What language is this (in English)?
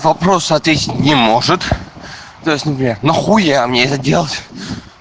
Russian